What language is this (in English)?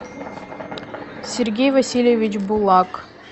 Russian